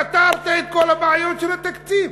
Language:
Hebrew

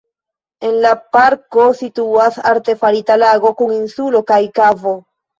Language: Esperanto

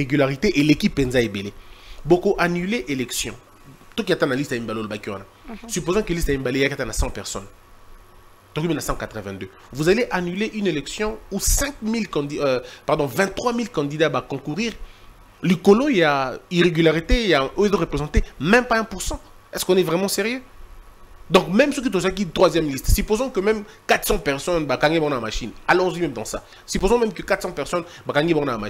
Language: French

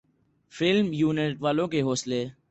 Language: Urdu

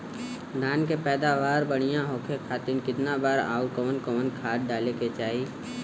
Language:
Bhojpuri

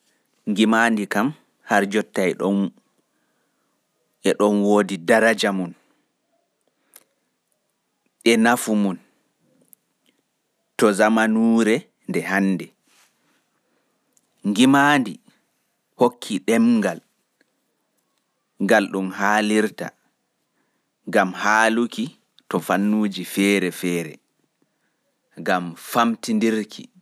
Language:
Fula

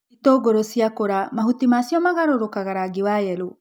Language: Kikuyu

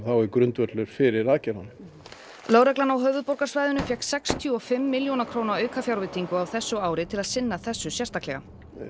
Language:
Icelandic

